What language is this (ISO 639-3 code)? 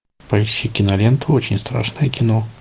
rus